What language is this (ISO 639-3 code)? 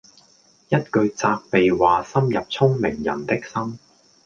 yue